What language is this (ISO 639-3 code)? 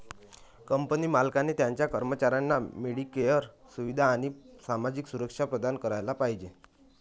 mar